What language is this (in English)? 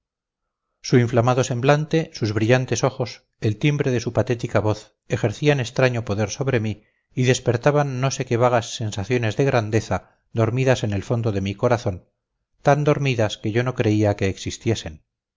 Spanish